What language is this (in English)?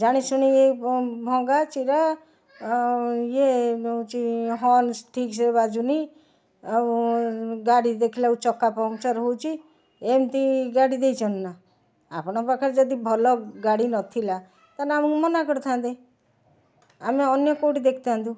Odia